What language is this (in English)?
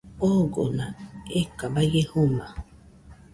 Nüpode Huitoto